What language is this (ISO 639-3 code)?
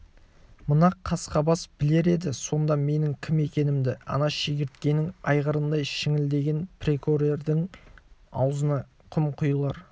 kaz